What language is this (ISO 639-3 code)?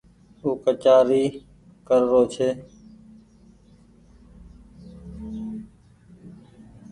gig